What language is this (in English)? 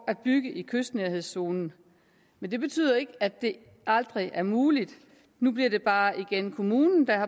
Danish